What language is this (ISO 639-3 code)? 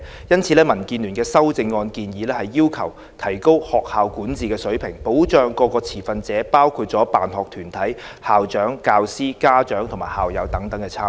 yue